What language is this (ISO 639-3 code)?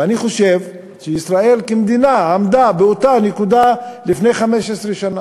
heb